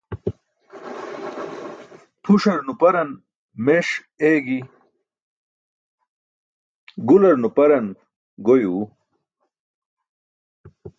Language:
Burushaski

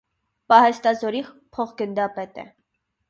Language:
Armenian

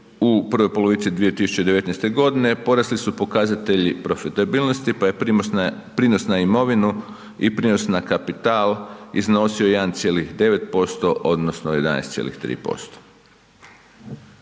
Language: Croatian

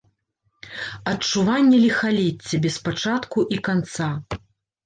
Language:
Belarusian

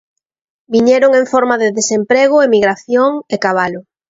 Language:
Galician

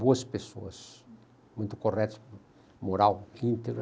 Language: Portuguese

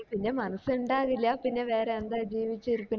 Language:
Malayalam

